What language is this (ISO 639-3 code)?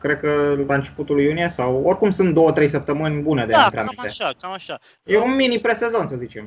ron